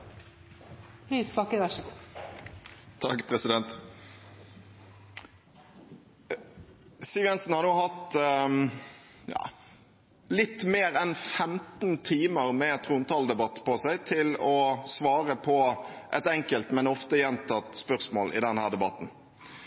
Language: Norwegian Bokmål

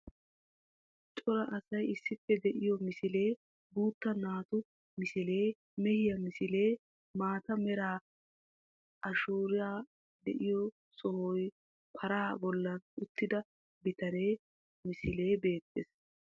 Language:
Wolaytta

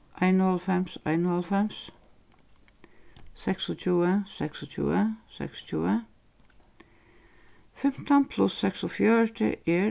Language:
Faroese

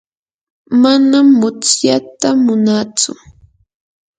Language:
Yanahuanca Pasco Quechua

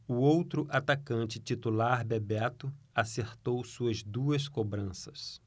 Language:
Portuguese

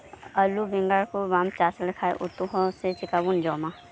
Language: Santali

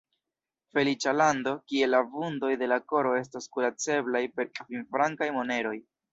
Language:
Esperanto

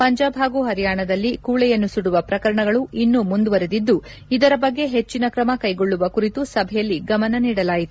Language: Kannada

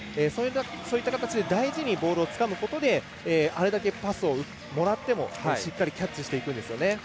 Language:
Japanese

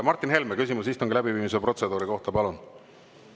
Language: Estonian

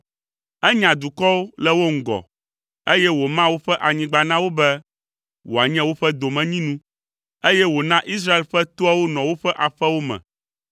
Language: Ewe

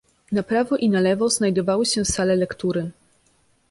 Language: Polish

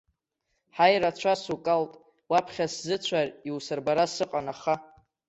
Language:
Abkhazian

